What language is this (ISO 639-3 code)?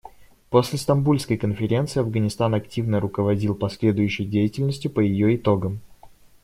rus